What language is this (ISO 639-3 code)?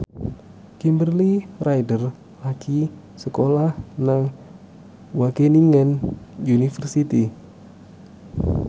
jav